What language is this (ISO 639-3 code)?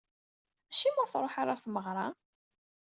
kab